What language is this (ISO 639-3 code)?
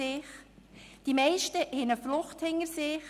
gsw